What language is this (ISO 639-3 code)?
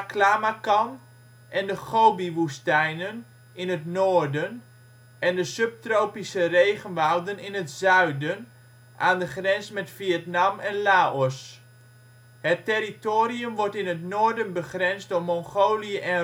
nld